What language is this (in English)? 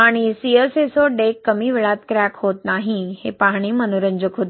Marathi